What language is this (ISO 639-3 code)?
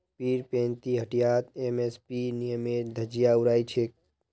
mag